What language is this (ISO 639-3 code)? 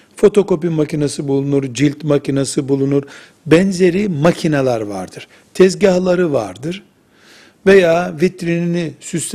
tur